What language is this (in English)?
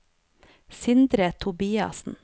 Norwegian